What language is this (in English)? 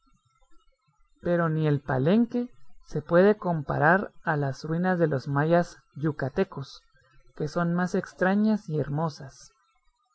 Spanish